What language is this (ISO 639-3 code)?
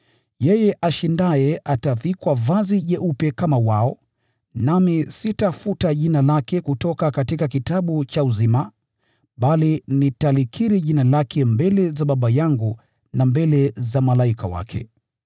swa